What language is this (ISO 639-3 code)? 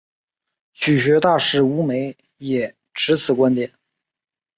zho